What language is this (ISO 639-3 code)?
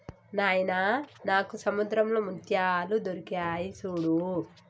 tel